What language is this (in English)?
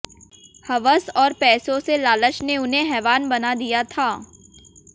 Hindi